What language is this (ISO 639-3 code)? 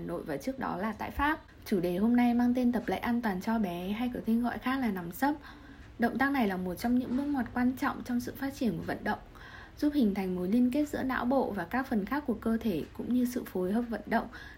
vie